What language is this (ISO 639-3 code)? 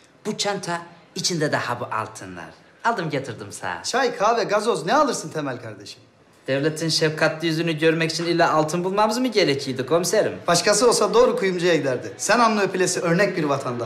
tur